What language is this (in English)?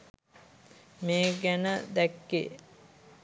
Sinhala